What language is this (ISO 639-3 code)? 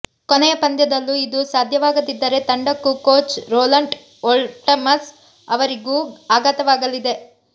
kan